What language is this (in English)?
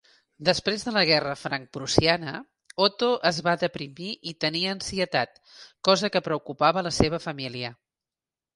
Catalan